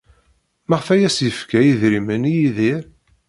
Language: Kabyle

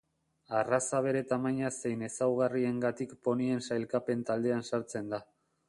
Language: Basque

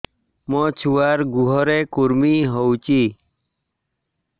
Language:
Odia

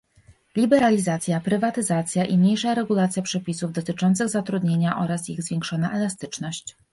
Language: Polish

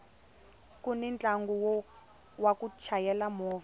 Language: Tsonga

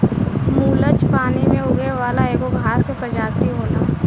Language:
Bhojpuri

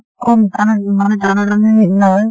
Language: Assamese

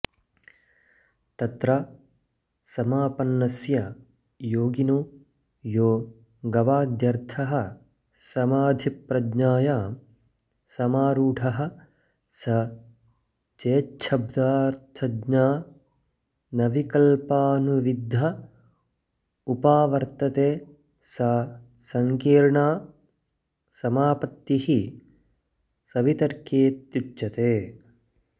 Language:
Sanskrit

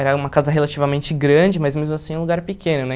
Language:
Portuguese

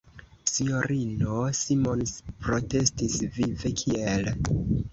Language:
Esperanto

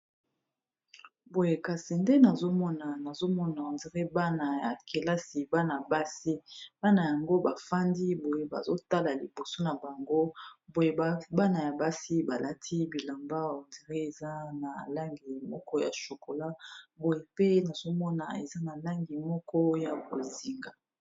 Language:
Lingala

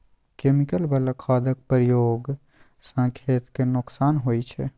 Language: Maithili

